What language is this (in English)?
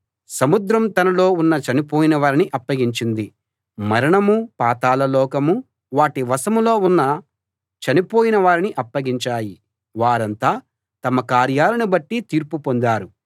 Telugu